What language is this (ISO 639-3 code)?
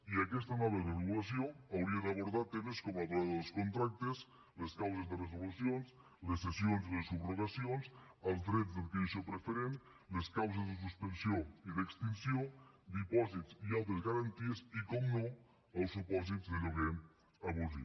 cat